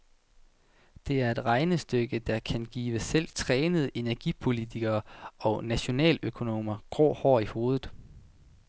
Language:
Danish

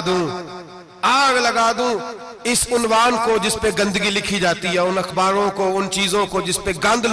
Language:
Ganda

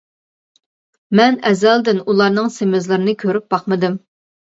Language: Uyghur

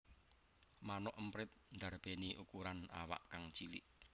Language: Javanese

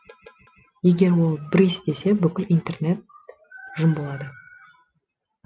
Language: Kazakh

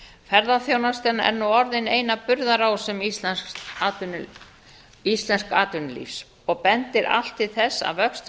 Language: Icelandic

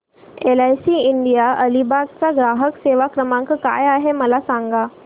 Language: Marathi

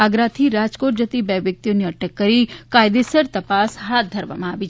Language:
Gujarati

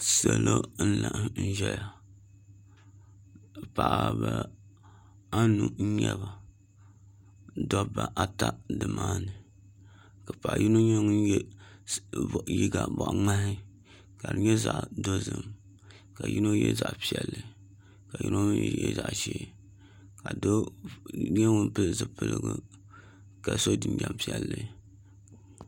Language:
Dagbani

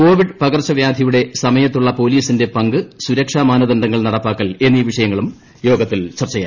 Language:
Malayalam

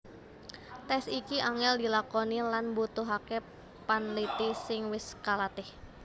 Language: Javanese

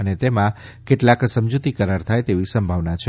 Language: Gujarati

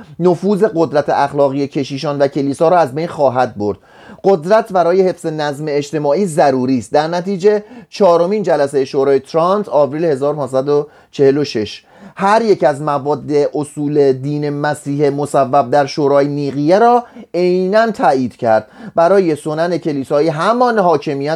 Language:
Persian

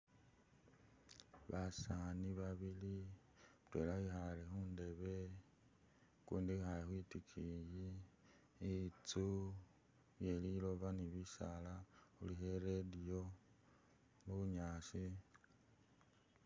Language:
Masaaba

